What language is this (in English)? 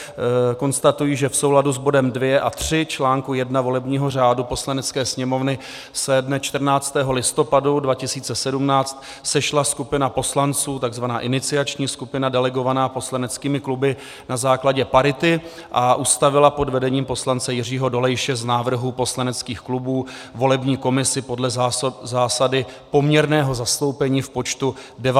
Czech